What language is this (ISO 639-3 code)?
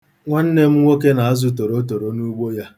ibo